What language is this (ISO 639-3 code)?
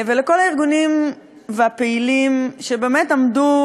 heb